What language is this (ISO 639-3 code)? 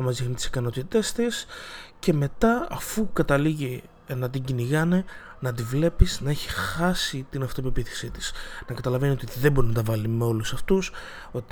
ell